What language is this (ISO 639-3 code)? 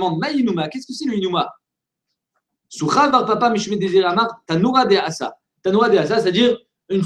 fra